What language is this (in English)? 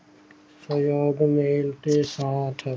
Punjabi